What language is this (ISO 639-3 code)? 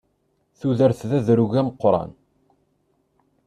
kab